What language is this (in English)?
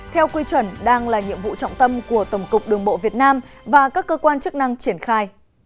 Vietnamese